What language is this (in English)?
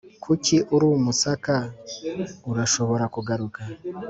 Kinyarwanda